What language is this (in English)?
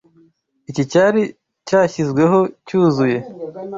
Kinyarwanda